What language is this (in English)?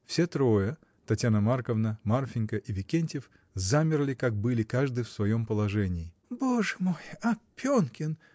Russian